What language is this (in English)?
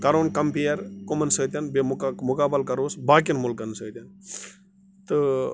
Kashmiri